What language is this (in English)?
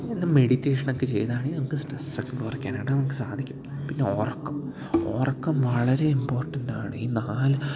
Malayalam